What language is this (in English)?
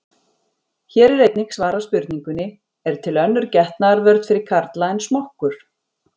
Icelandic